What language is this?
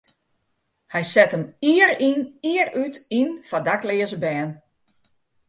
Western Frisian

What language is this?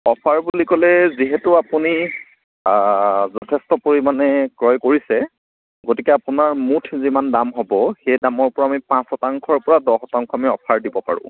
Assamese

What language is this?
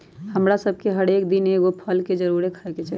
Magahi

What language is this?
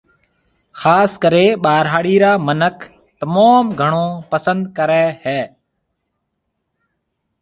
Marwari (Pakistan)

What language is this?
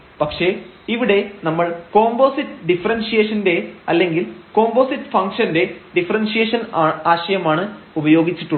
Malayalam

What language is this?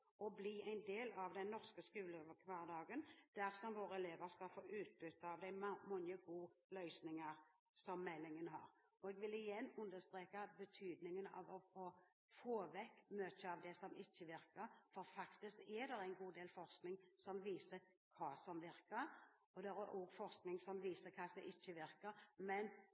Norwegian Bokmål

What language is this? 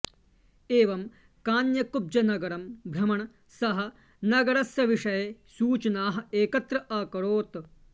Sanskrit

